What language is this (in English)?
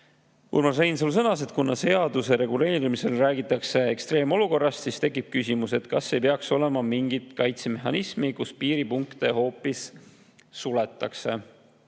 Estonian